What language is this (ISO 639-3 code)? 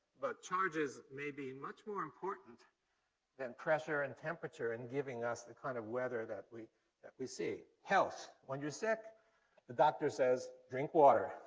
eng